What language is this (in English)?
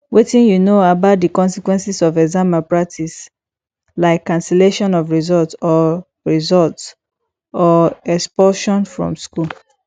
Nigerian Pidgin